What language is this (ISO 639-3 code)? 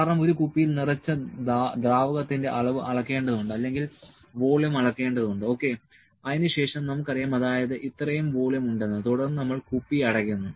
mal